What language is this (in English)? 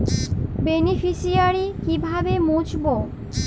Bangla